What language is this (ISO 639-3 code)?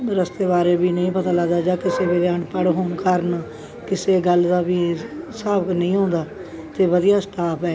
pan